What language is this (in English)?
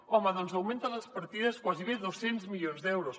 Catalan